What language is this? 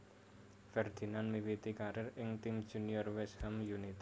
Javanese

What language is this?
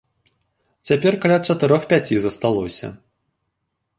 Belarusian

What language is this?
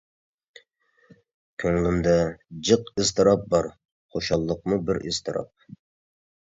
Uyghur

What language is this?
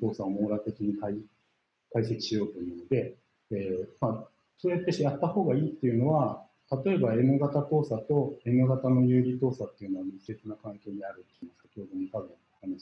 Japanese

